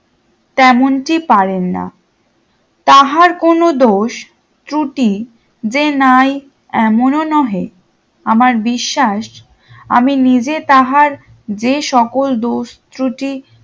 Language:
Bangla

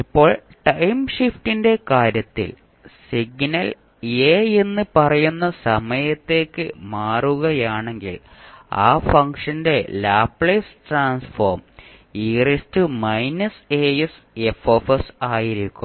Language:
Malayalam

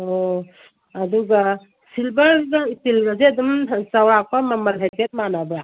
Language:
Manipuri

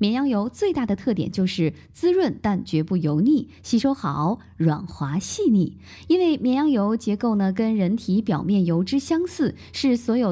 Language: Chinese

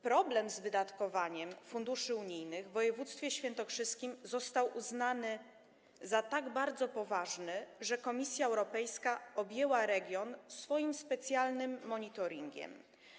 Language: Polish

